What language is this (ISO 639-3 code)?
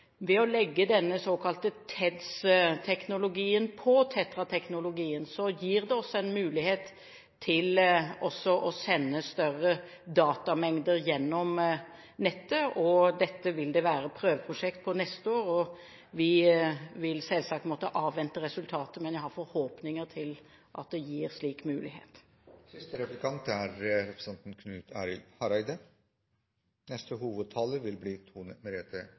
nor